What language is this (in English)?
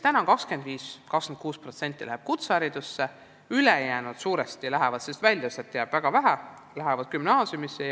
Estonian